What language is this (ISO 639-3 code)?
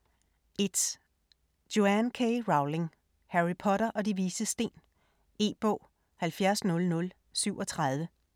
dan